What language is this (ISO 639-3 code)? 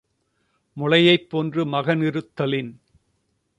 tam